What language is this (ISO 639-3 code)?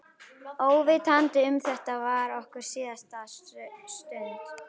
isl